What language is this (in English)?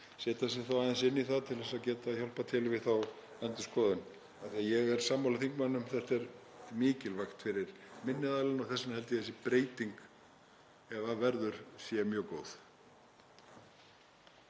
Icelandic